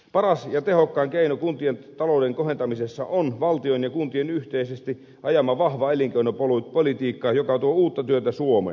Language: Finnish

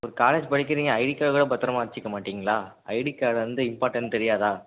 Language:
Tamil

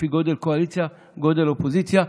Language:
Hebrew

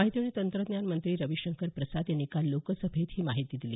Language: Marathi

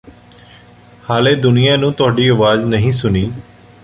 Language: Punjabi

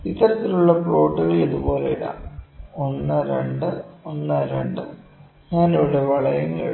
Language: Malayalam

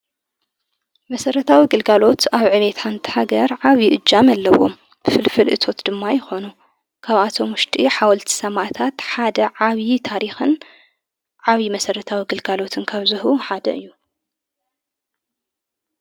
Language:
Tigrinya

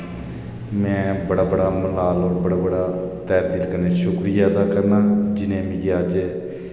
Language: Dogri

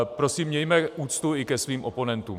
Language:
Czech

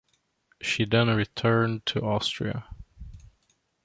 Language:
English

